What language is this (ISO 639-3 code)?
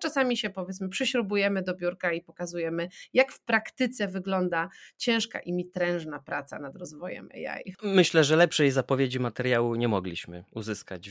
pol